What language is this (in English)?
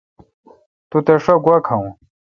Kalkoti